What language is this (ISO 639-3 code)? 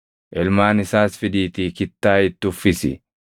orm